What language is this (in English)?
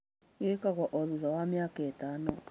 Kikuyu